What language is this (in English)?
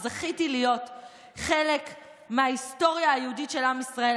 Hebrew